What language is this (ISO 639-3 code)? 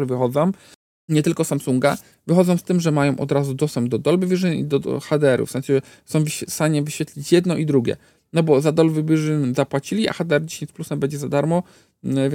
pol